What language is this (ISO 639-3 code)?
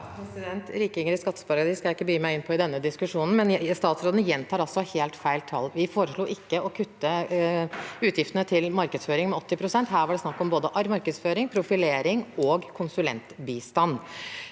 nor